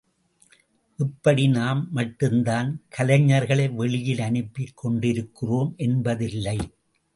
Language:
Tamil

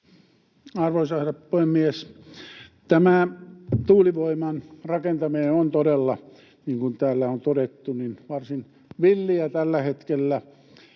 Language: Finnish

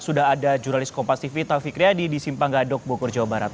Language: Indonesian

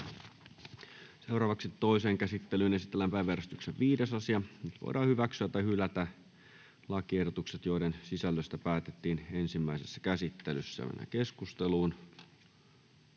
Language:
Finnish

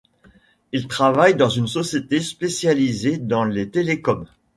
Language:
French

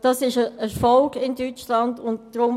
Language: Swiss German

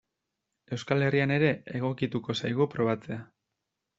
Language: Basque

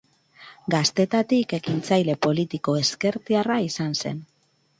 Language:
Basque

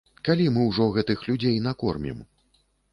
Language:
Belarusian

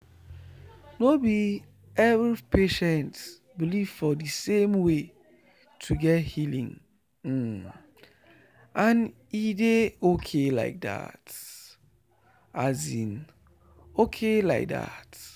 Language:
Nigerian Pidgin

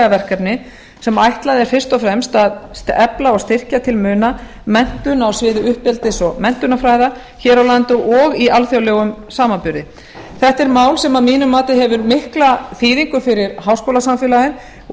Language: Icelandic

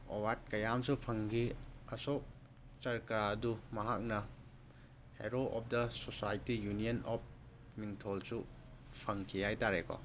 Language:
Manipuri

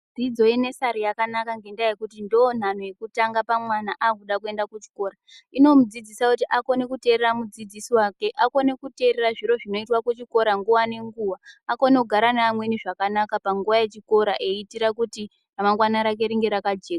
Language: Ndau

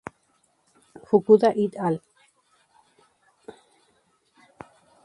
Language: Spanish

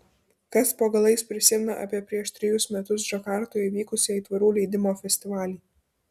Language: Lithuanian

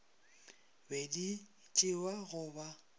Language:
Northern Sotho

